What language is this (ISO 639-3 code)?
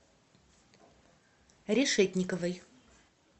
rus